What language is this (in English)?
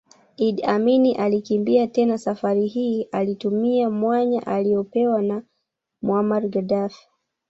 Swahili